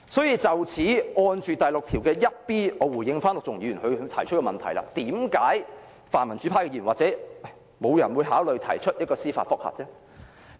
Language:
Cantonese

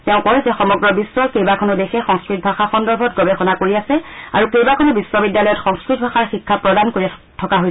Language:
Assamese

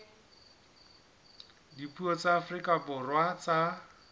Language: Southern Sotho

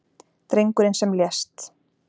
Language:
Icelandic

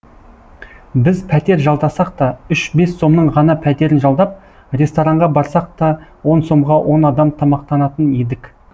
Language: Kazakh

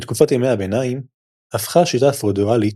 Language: Hebrew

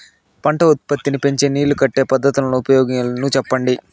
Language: Telugu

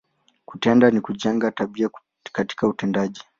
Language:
Swahili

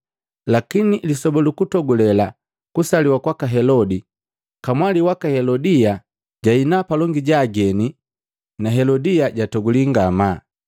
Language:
Matengo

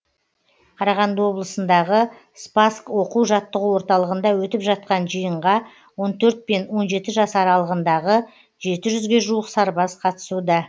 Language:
Kazakh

